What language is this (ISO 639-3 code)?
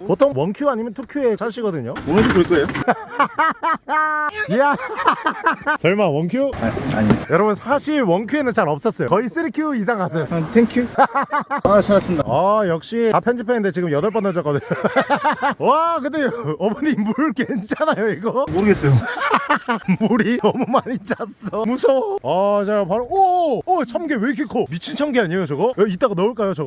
kor